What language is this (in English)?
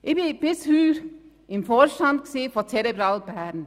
Swiss German